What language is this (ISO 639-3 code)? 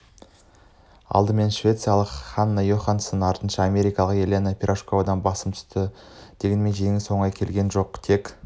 kaz